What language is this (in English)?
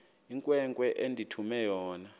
Xhosa